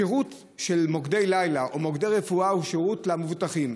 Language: Hebrew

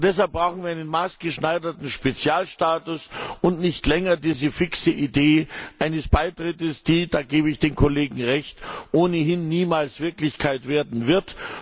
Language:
German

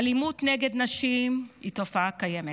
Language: Hebrew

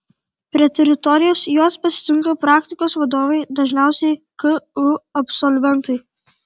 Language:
Lithuanian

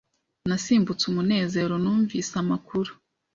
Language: Kinyarwanda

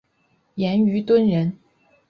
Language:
Chinese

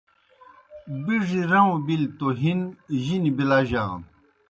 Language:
Kohistani Shina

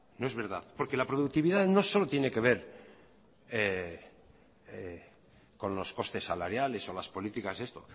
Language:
Spanish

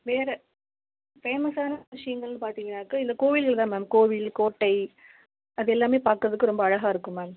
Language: Tamil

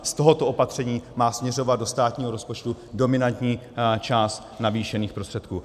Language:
Czech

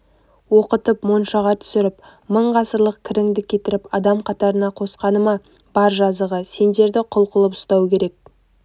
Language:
Kazakh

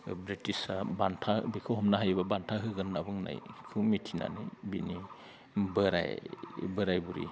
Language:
Bodo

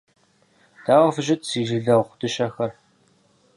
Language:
Kabardian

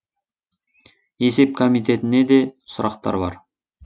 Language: Kazakh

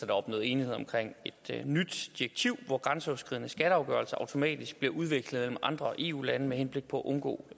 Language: Danish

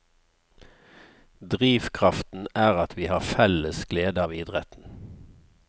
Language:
Norwegian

